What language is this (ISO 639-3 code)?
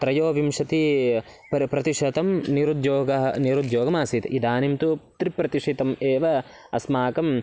san